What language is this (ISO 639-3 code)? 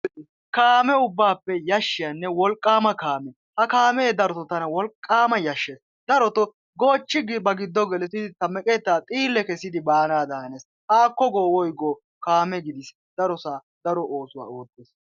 wal